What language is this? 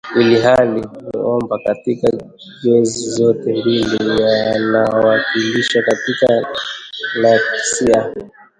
Swahili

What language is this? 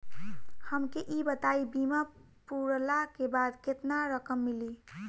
Bhojpuri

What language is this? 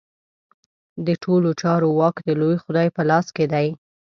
Pashto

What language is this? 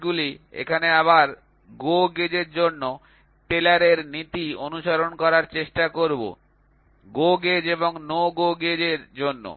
Bangla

